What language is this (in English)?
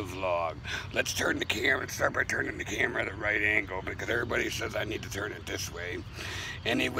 English